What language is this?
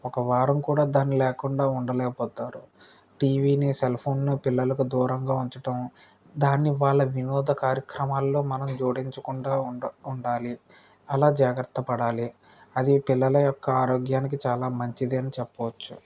Telugu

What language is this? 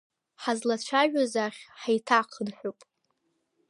Abkhazian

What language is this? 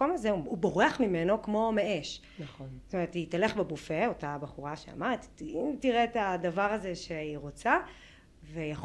Hebrew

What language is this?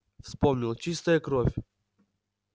Russian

